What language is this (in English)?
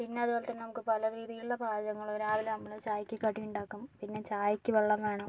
Malayalam